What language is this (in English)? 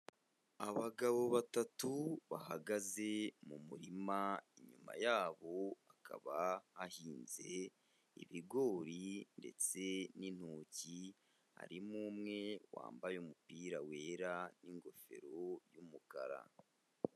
Kinyarwanda